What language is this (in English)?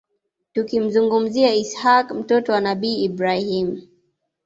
Swahili